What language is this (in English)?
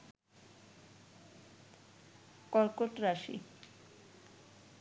Bangla